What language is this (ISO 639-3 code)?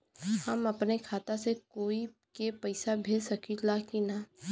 bho